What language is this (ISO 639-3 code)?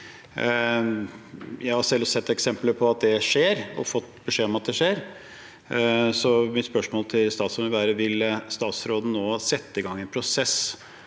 nor